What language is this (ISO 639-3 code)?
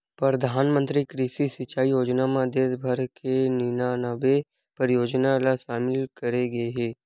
hne